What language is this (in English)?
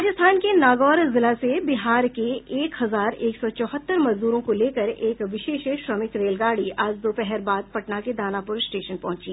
Hindi